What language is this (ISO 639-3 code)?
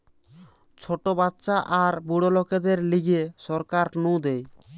ben